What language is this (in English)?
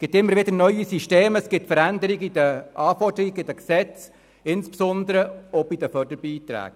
Swiss German